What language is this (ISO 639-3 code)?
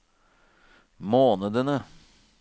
nor